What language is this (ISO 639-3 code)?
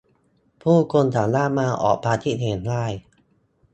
tha